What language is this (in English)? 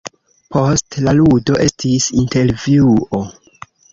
Esperanto